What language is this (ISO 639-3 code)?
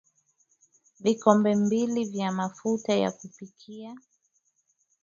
swa